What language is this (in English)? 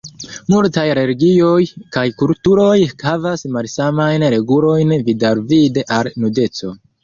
Esperanto